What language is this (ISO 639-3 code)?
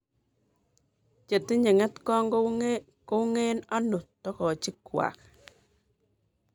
kln